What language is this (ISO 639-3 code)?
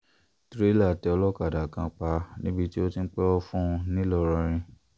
yor